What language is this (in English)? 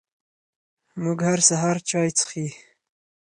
Pashto